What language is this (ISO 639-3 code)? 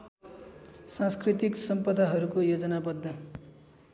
nep